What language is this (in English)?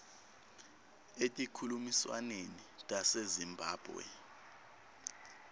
Swati